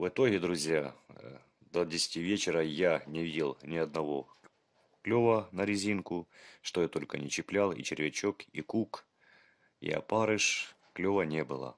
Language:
Russian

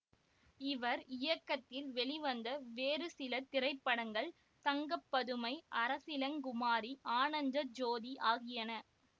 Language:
Tamil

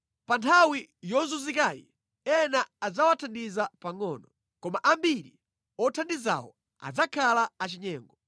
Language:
Nyanja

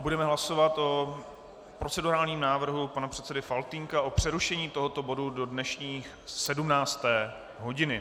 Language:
Czech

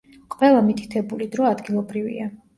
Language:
Georgian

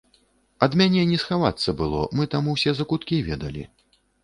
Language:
Belarusian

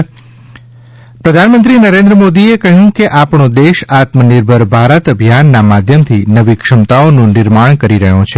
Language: Gujarati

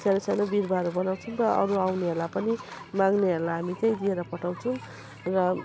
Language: Nepali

